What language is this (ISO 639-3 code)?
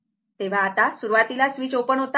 mar